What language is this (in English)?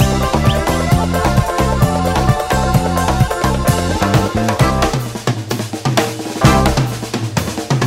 Hebrew